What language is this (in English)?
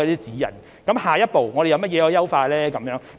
Cantonese